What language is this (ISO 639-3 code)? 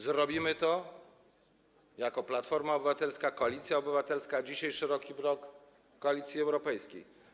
pol